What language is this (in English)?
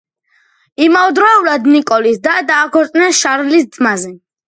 Georgian